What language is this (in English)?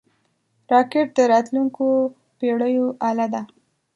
Pashto